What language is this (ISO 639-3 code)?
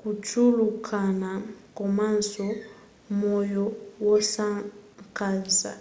nya